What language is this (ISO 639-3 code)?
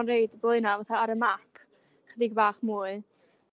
cym